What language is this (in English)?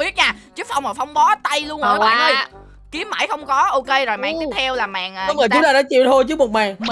Vietnamese